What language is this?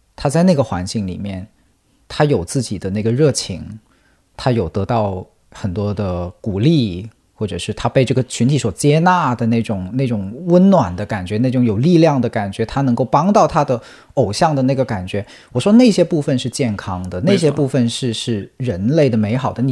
Chinese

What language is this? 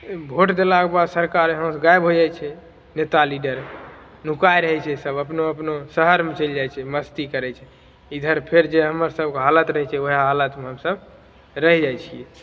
Maithili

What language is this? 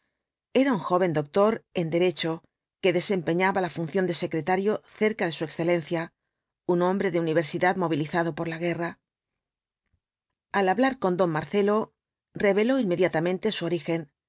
Spanish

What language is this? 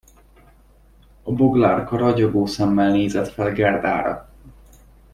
Hungarian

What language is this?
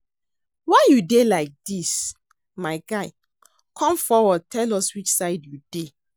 Nigerian Pidgin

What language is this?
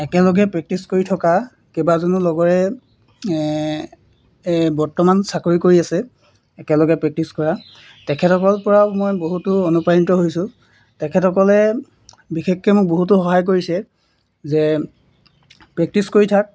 Assamese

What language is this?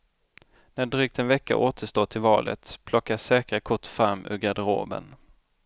Swedish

